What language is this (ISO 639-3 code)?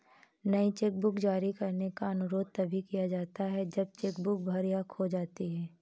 hin